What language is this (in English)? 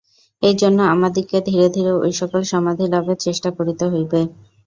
Bangla